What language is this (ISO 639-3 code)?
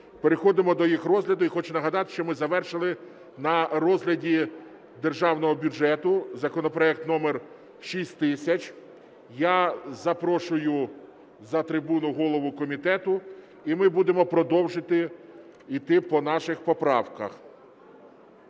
ukr